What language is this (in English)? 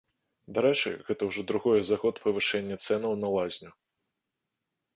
Belarusian